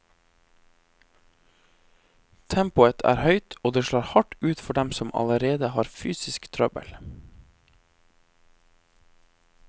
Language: Norwegian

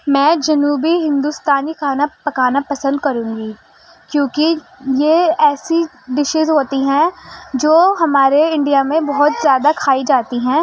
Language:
Urdu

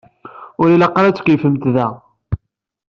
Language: Kabyle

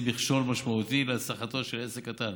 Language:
Hebrew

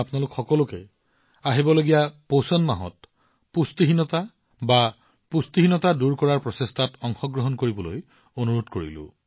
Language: Assamese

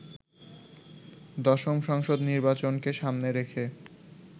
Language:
Bangla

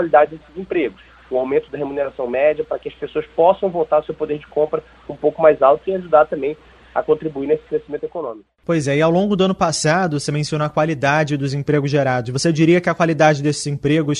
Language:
Portuguese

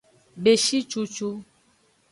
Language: Aja (Benin)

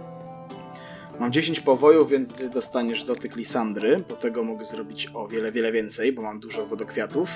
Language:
Polish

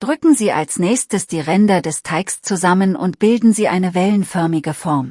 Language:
German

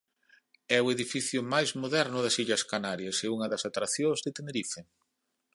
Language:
Galician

